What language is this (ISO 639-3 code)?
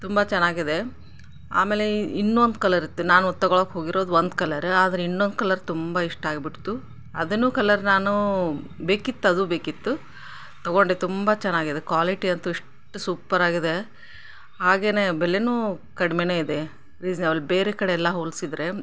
kan